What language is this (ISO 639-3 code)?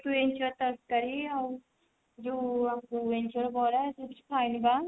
ori